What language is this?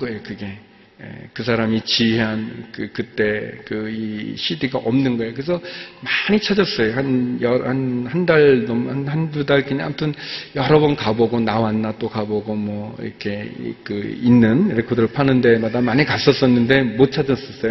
Korean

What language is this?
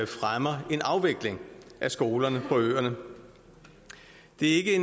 Danish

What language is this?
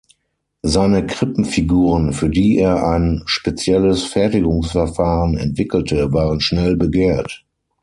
German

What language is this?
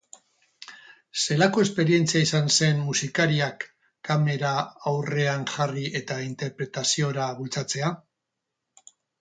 Basque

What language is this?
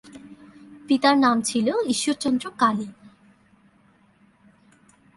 Bangla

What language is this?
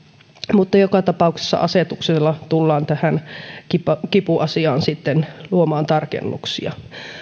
Finnish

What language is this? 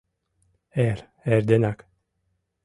Mari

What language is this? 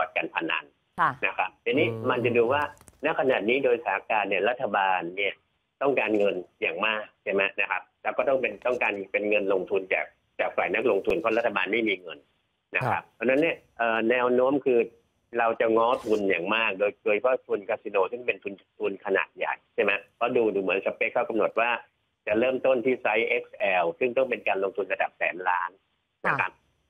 Thai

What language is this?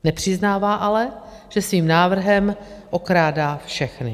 Czech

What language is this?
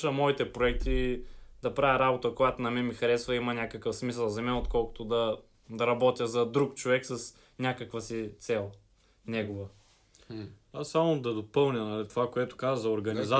Bulgarian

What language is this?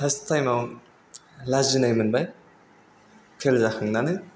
Bodo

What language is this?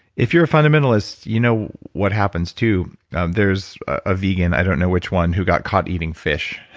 English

